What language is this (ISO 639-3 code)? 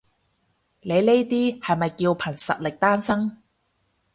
yue